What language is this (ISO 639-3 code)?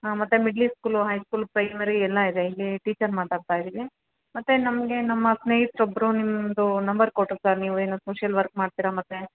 kan